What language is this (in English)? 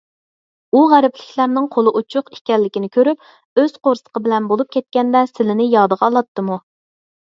Uyghur